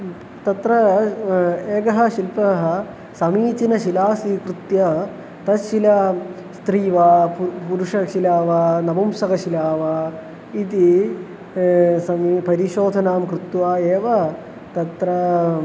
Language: Sanskrit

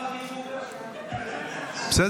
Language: Hebrew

